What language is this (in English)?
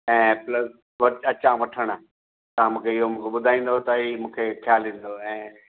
Sindhi